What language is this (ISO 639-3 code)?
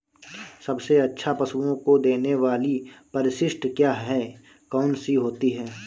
hin